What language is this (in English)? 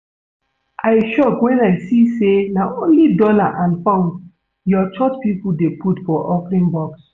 Nigerian Pidgin